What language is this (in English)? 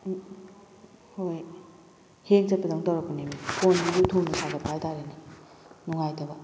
Manipuri